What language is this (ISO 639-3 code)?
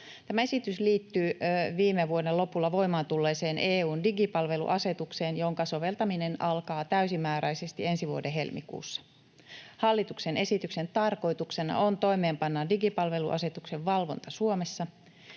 fin